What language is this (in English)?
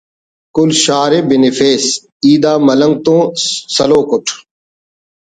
Brahui